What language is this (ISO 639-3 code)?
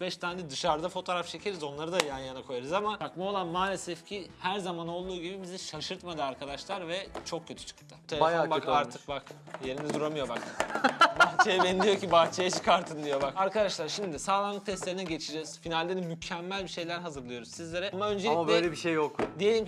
tur